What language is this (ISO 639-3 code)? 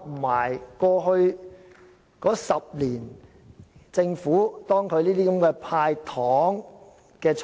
yue